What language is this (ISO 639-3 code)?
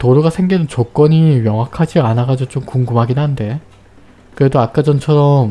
kor